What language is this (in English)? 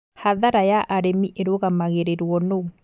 Kikuyu